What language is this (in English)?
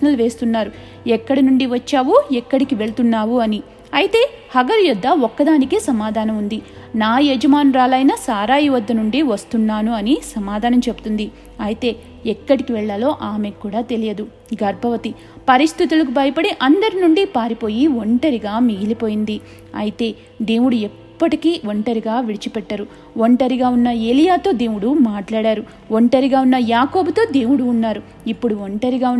Telugu